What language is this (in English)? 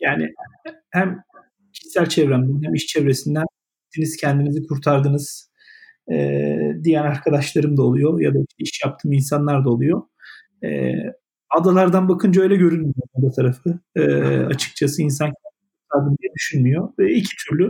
Turkish